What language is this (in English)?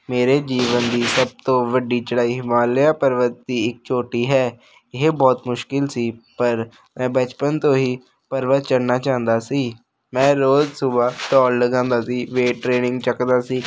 Punjabi